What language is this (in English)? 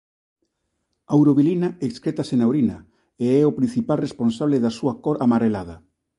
Galician